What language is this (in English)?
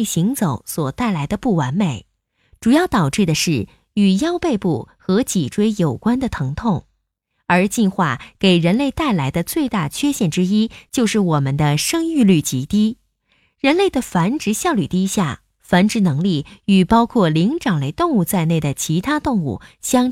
Chinese